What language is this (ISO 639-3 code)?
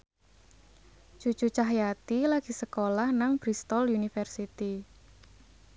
jav